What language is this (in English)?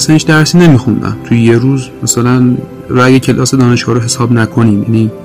Persian